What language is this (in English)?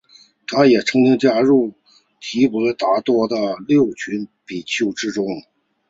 Chinese